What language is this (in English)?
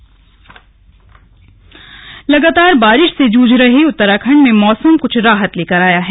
Hindi